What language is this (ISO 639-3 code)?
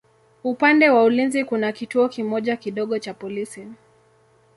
swa